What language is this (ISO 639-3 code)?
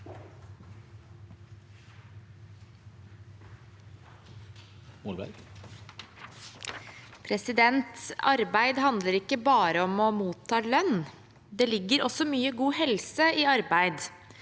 nor